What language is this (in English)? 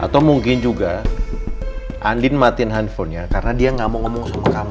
Indonesian